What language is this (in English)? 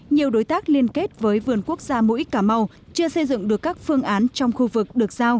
Vietnamese